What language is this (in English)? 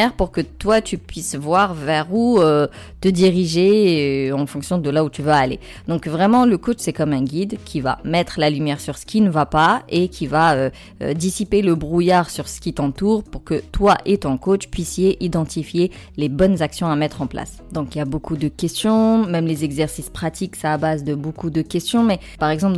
French